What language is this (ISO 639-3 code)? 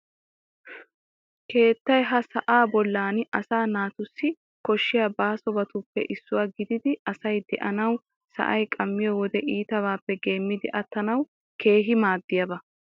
wal